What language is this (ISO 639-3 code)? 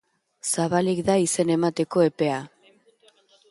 eus